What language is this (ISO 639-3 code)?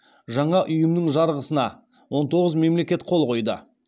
kaz